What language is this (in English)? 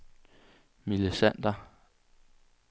Danish